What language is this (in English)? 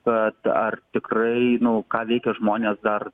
Lithuanian